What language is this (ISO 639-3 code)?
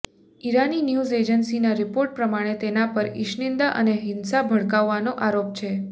guj